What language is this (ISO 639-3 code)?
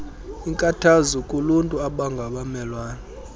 xho